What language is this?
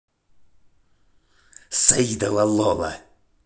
Russian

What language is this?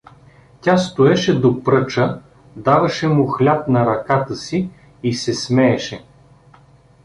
Bulgarian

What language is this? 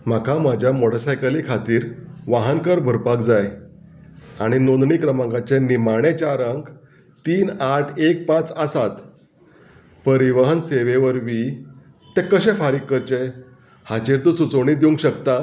Konkani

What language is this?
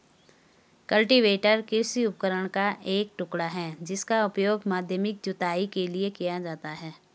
Hindi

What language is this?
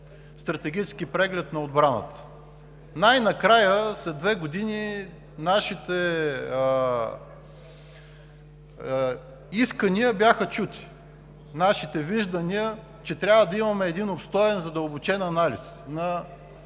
Bulgarian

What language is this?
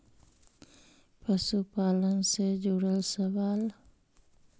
Magahi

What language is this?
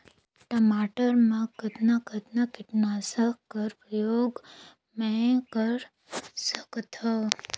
Chhattisgarhi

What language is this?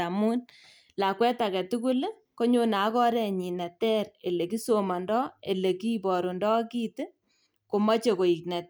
Kalenjin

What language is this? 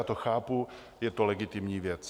Czech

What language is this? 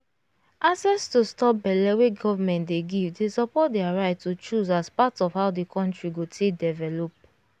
Nigerian Pidgin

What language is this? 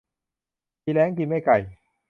Thai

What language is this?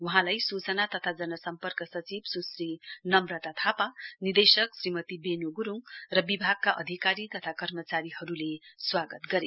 Nepali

